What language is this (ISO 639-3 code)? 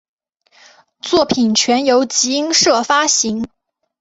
zho